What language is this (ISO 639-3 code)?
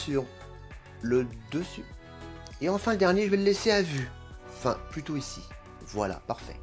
fra